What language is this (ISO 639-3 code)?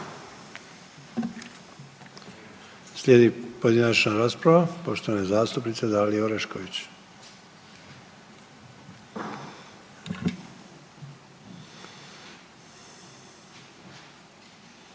hrv